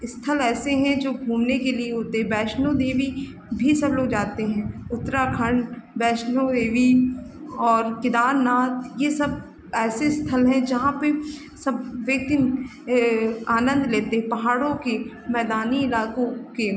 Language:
Hindi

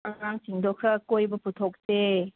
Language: Manipuri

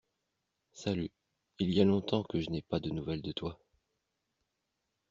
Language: French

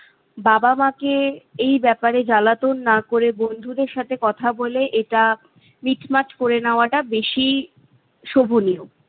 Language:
Bangla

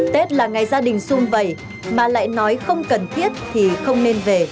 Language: Vietnamese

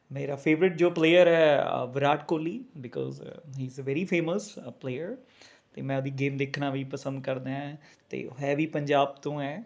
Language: Punjabi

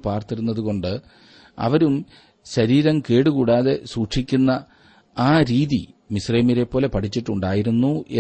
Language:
Malayalam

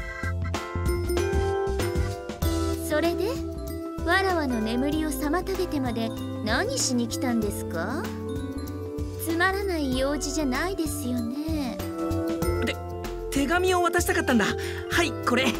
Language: Japanese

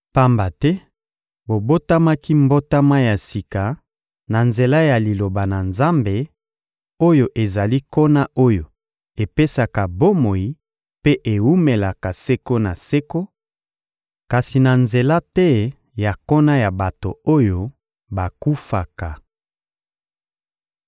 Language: Lingala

